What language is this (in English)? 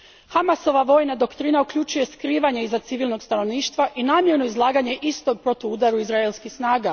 Croatian